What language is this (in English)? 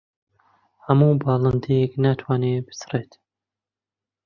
Central Kurdish